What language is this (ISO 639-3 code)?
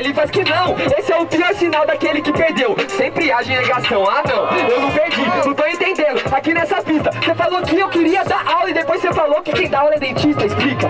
por